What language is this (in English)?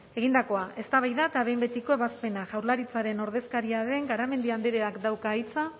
Basque